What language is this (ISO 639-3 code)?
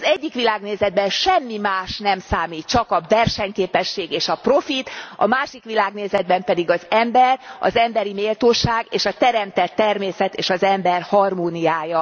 hun